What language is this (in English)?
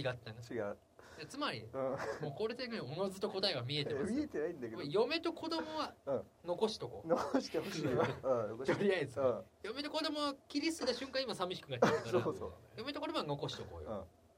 Japanese